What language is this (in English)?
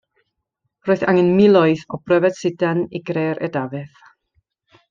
Welsh